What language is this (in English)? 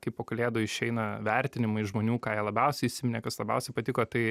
Lithuanian